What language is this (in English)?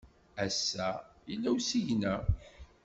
Kabyle